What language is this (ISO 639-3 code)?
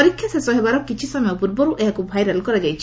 ori